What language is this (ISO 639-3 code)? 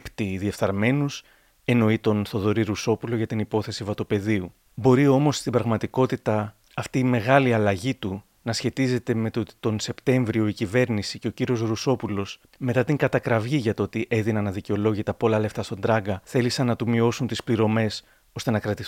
ell